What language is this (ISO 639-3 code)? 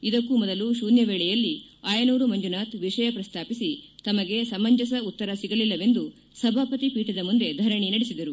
kan